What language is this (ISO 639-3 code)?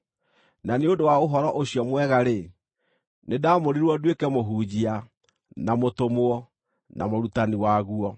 kik